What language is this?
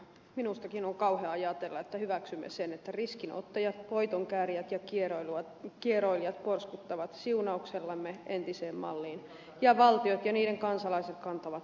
Finnish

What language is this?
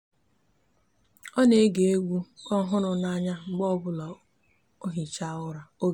Igbo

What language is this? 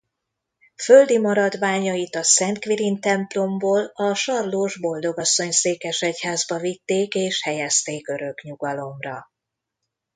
Hungarian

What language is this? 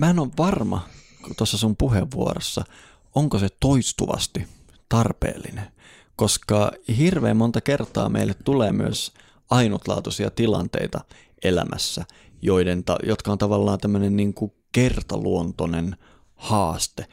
Finnish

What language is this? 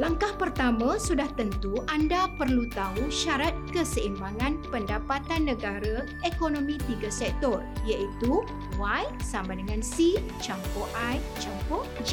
Malay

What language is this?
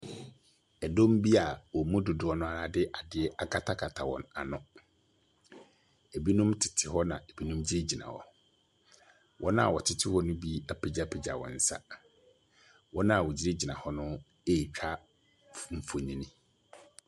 Akan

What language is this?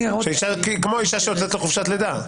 Hebrew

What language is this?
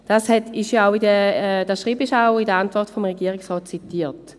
Swiss German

